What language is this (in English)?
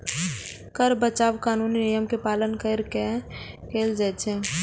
Maithili